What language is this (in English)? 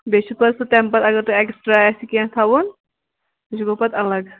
Kashmiri